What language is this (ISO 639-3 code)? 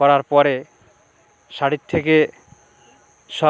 ben